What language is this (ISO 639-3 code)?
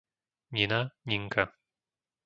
slk